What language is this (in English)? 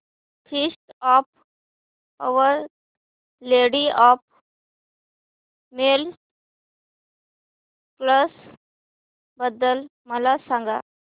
Marathi